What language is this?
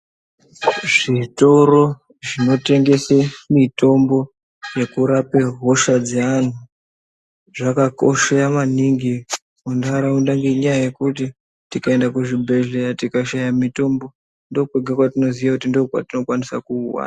Ndau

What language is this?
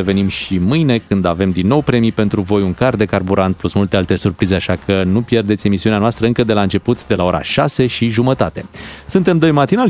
Romanian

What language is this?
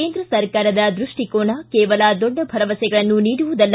Kannada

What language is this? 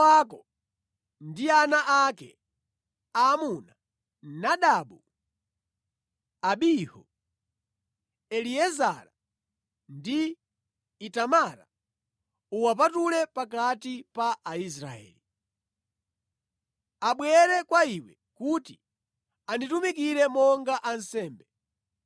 Nyanja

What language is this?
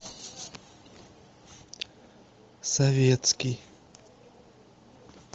Russian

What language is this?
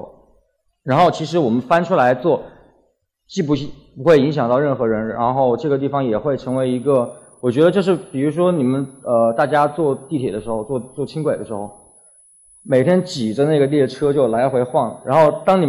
Chinese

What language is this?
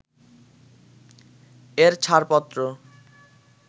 Bangla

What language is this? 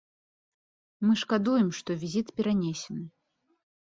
Belarusian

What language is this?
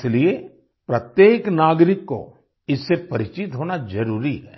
Hindi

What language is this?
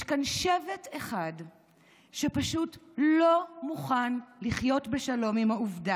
Hebrew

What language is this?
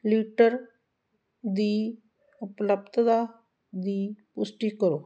Punjabi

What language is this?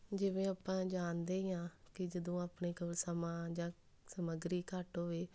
Punjabi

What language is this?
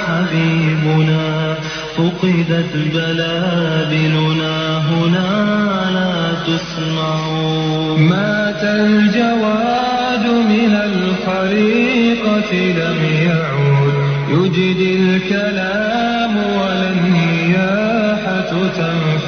Arabic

